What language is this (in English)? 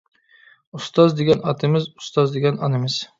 Uyghur